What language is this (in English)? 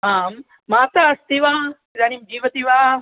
Sanskrit